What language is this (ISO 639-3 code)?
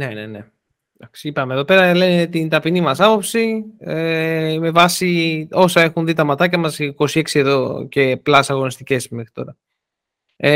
ell